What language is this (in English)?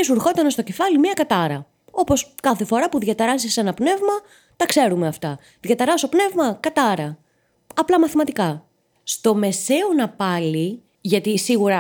Greek